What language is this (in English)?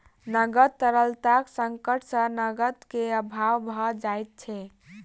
Maithili